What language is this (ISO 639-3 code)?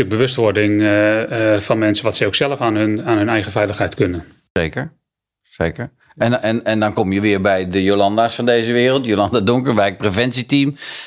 nld